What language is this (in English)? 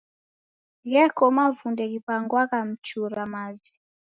Taita